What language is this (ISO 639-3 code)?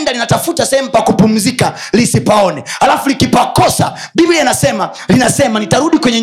swa